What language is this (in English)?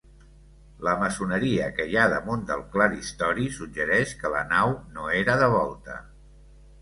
Catalan